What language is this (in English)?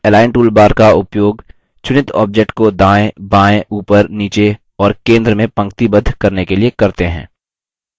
Hindi